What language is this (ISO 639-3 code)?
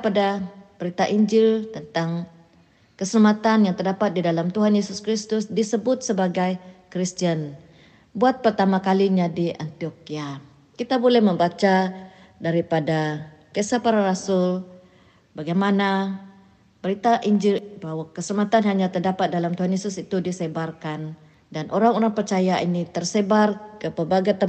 msa